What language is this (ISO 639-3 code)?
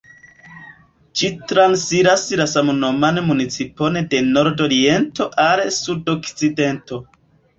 epo